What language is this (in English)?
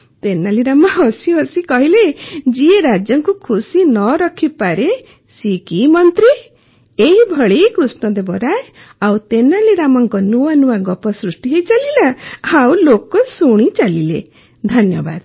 Odia